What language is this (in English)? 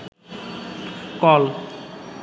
Bangla